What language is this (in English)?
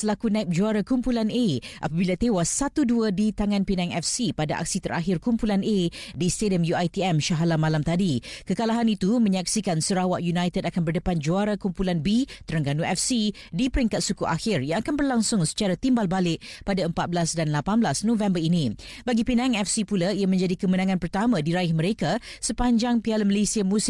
Malay